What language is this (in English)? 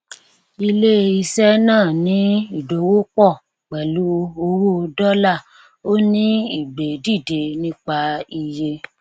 Yoruba